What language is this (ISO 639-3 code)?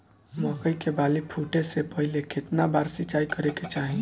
bho